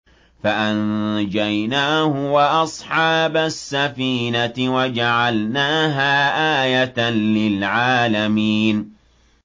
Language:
Arabic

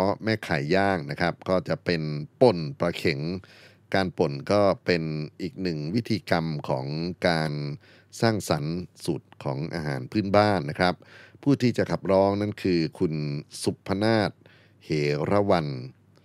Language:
Thai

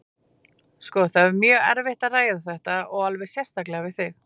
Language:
Icelandic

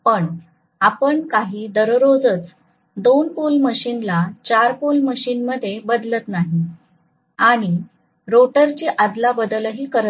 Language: Marathi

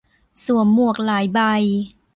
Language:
Thai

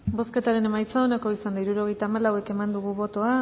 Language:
Basque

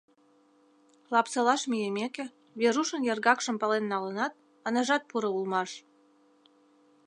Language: Mari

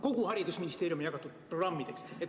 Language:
Estonian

